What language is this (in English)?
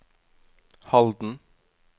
Norwegian